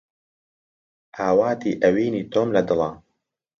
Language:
Central Kurdish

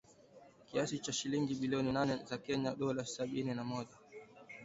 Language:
Swahili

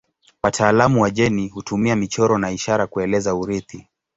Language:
Swahili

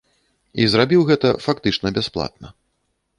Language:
Belarusian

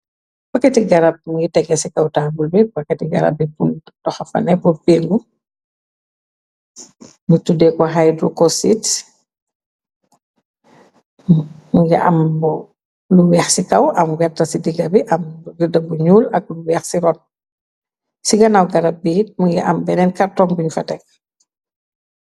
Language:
Wolof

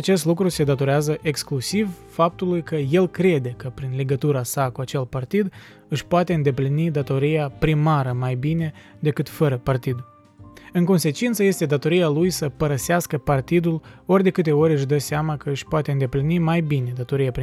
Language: Romanian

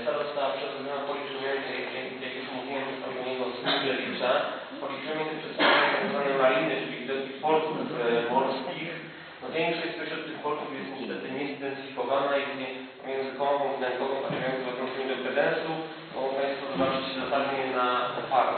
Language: Polish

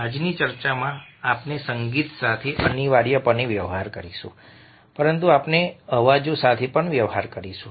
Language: Gujarati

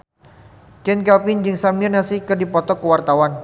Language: Sundanese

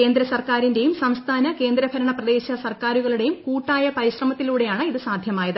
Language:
Malayalam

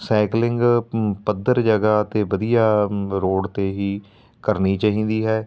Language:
Punjabi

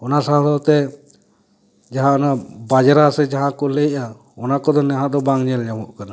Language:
Santali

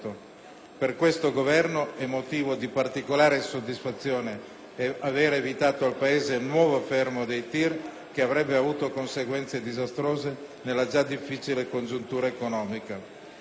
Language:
Italian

